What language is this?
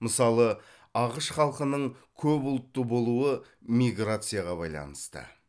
Kazakh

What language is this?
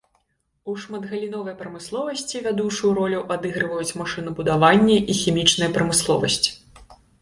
Belarusian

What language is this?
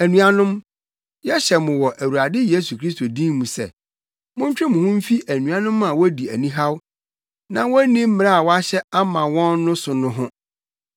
Akan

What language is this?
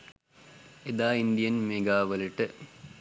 Sinhala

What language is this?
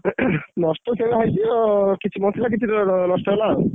Odia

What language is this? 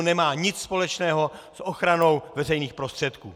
Czech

